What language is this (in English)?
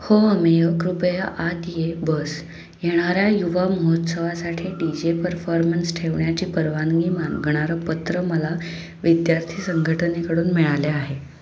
Marathi